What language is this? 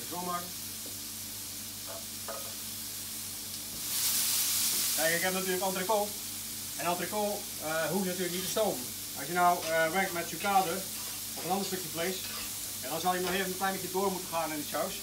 Dutch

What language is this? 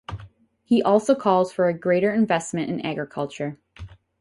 English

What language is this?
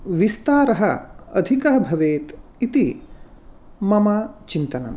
Sanskrit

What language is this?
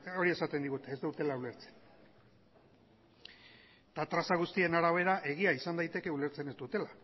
Basque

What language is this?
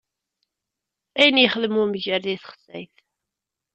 Kabyle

